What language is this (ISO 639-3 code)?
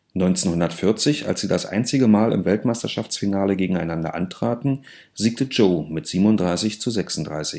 deu